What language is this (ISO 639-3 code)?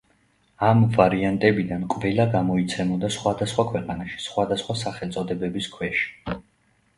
kat